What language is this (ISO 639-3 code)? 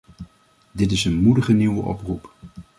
nld